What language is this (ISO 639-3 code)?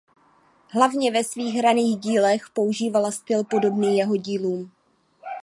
ces